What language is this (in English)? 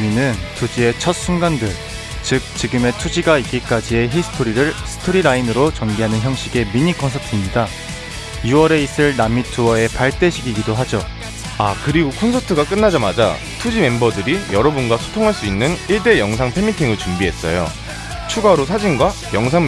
Korean